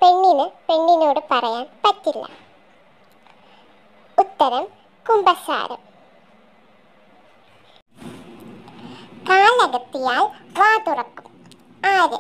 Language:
Turkish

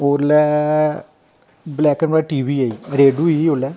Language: Dogri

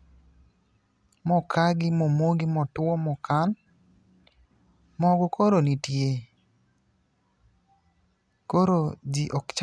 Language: Luo (Kenya and Tanzania)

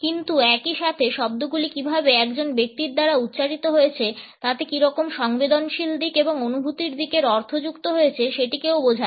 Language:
Bangla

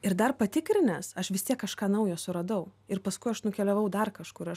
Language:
Lithuanian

